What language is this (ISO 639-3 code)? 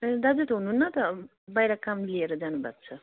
nep